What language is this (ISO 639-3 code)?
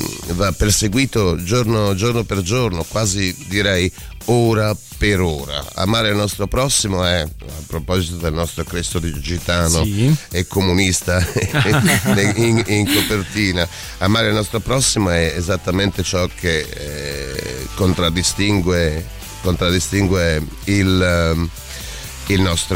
ita